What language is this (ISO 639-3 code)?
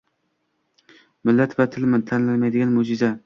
uzb